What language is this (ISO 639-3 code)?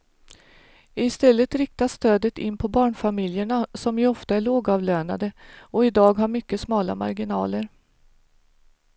swe